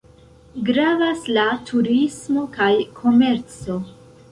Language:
Esperanto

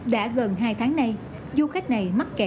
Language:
Vietnamese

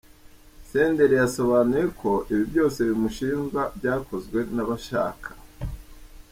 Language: Kinyarwanda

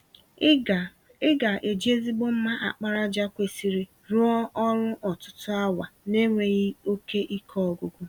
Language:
Igbo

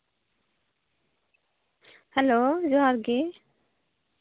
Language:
Santali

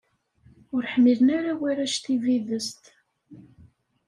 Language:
Kabyle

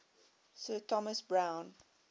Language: English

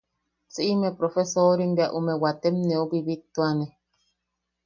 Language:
Yaqui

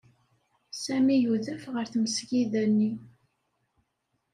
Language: Kabyle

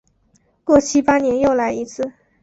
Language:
Chinese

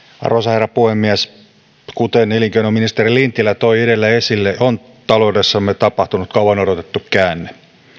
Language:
Finnish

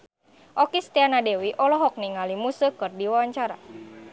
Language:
Sundanese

